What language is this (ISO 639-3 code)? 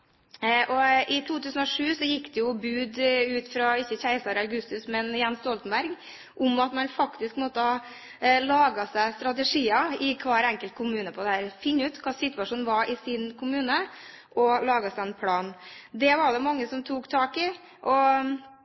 nob